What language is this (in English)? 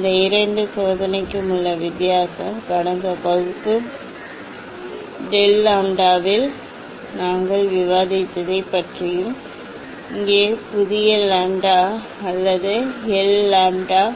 Tamil